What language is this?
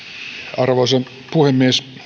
Finnish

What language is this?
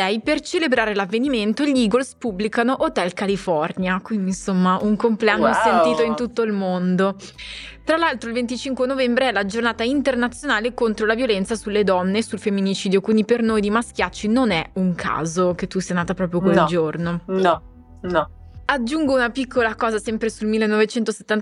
Italian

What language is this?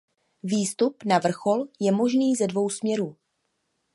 Czech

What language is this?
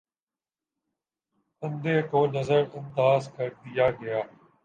Urdu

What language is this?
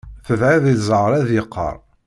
Kabyle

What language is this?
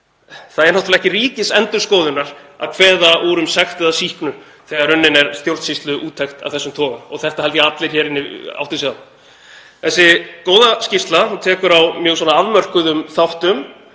Icelandic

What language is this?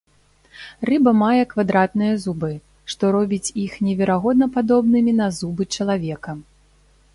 Belarusian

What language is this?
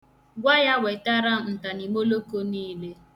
Igbo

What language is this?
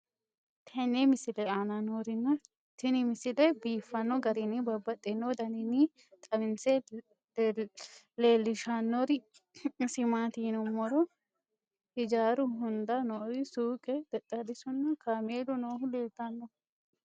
Sidamo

